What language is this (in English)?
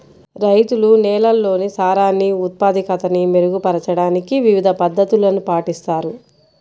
Telugu